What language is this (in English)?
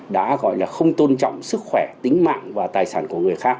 Vietnamese